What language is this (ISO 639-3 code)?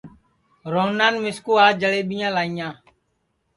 ssi